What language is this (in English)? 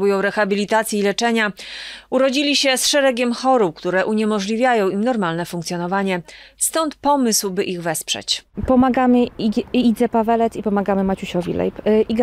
Polish